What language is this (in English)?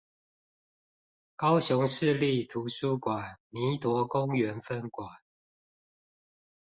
Chinese